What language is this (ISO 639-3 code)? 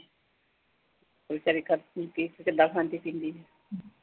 pan